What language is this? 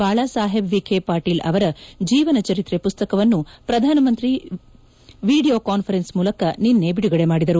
Kannada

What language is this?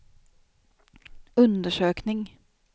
Swedish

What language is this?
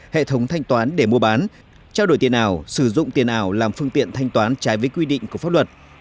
Vietnamese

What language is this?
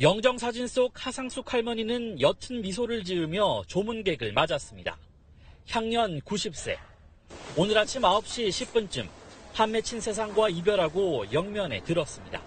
Korean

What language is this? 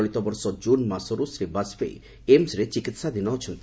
Odia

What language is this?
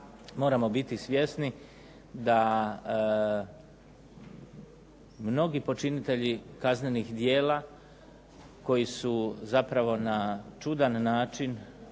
Croatian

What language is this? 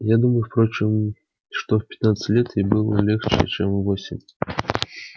Russian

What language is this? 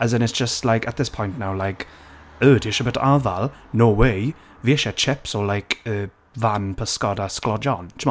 Welsh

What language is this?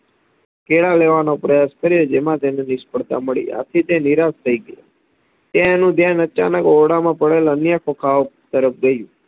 Gujarati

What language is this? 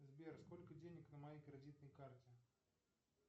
Russian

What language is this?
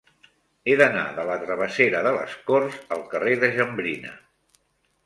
Catalan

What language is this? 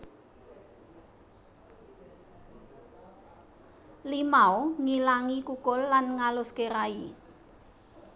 Javanese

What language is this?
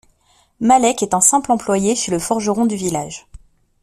French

